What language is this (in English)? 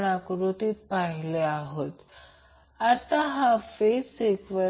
Marathi